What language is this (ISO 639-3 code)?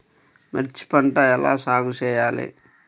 tel